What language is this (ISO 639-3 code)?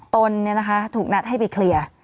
tha